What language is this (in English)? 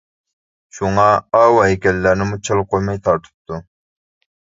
Uyghur